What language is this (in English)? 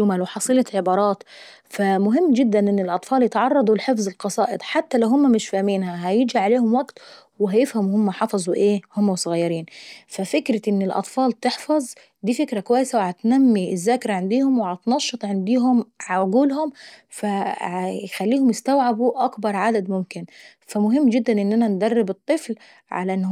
Saidi Arabic